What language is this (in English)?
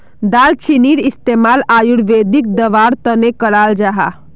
Magahi